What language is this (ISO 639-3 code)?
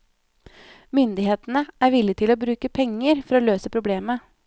nor